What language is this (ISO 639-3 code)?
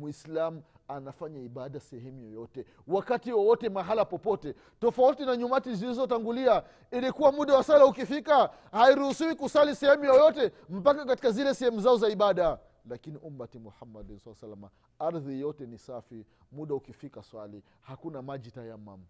swa